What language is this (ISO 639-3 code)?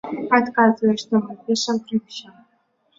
bel